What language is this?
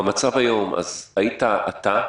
Hebrew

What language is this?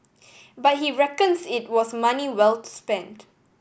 English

